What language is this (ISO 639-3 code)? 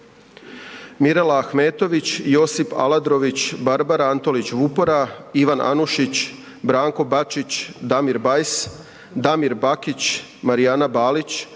hrv